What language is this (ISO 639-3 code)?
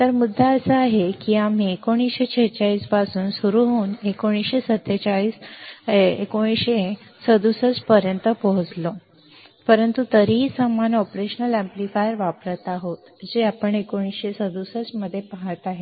mar